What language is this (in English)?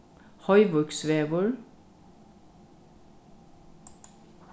Faroese